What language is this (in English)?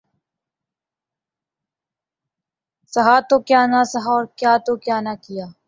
Urdu